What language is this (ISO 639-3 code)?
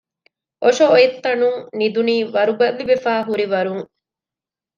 div